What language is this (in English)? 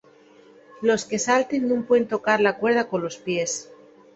Asturian